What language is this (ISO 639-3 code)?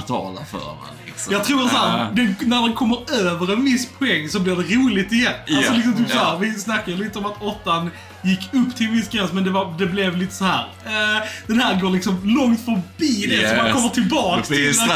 swe